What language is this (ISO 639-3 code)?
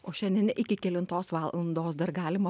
lit